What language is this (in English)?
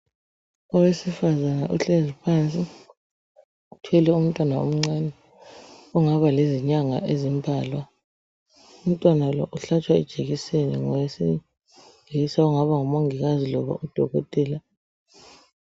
North Ndebele